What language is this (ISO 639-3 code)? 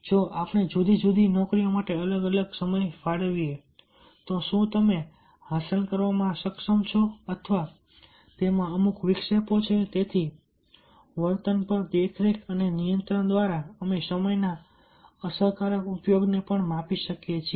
guj